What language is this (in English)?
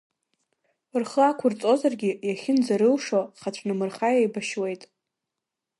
Abkhazian